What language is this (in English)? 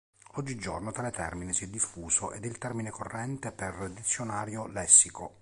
Italian